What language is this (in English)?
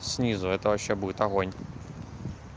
Russian